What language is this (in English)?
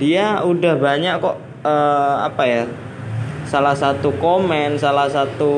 Indonesian